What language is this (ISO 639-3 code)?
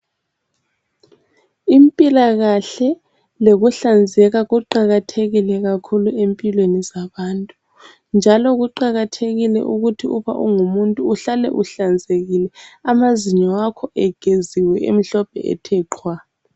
nde